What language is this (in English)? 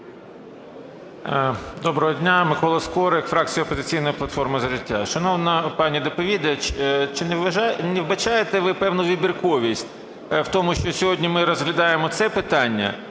Ukrainian